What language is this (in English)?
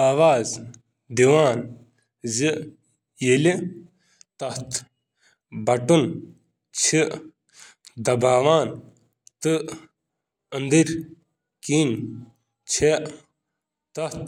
Kashmiri